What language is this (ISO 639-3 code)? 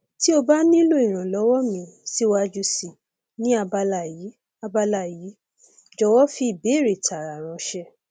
yor